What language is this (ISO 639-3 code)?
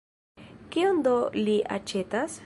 epo